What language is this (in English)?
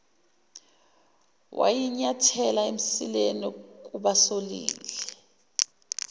Zulu